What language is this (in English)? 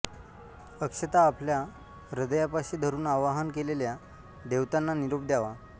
Marathi